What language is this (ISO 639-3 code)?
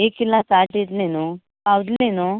kok